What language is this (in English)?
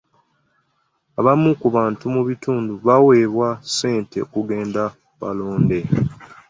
Ganda